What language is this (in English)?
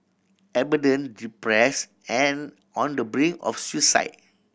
English